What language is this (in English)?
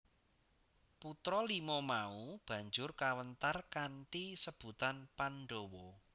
Javanese